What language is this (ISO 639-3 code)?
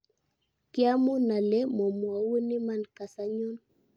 kln